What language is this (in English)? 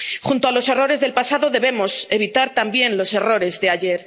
Spanish